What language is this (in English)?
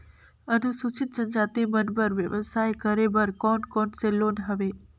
Chhattisgarhi